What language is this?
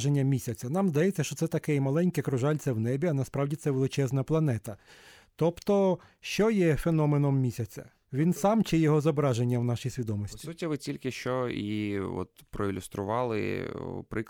Ukrainian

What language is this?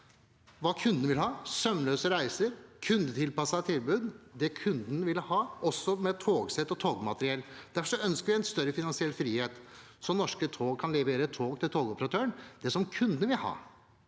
Norwegian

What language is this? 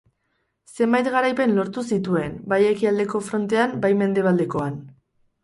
Basque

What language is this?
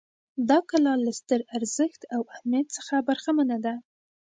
Pashto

